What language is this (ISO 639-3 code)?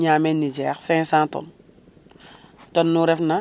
srr